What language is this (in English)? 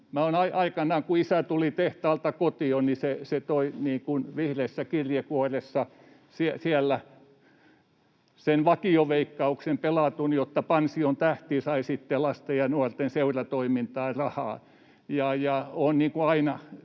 Finnish